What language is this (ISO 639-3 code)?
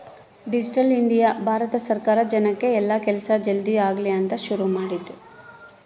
kan